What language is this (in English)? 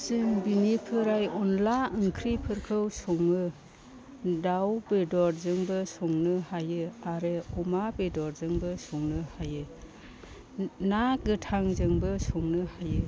Bodo